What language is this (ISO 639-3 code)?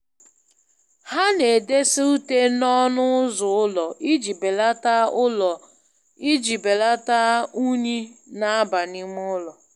ibo